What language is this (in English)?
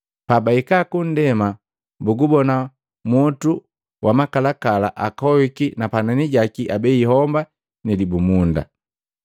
Matengo